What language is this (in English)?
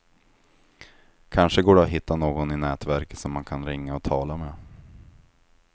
Swedish